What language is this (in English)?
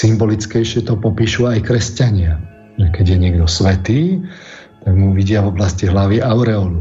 Slovak